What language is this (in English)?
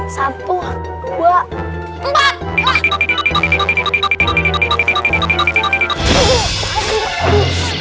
Indonesian